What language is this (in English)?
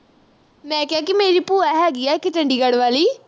Punjabi